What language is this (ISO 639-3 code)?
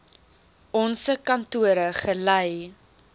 afr